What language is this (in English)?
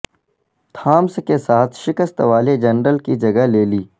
Urdu